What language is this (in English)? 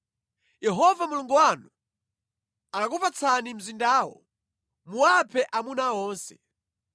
Nyanja